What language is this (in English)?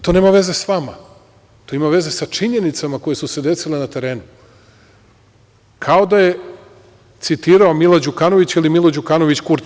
Serbian